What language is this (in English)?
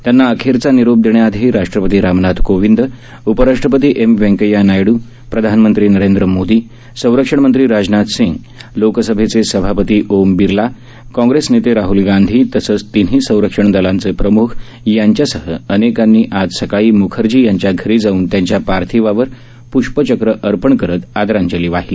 Marathi